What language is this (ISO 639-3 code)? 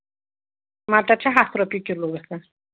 kas